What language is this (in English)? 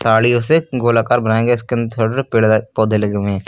Hindi